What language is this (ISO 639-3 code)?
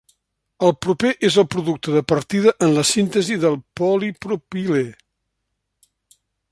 cat